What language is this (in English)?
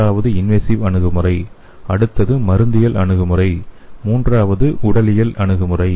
Tamil